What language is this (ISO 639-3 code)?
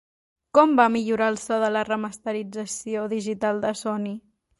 cat